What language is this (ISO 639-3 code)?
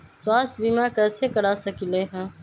mag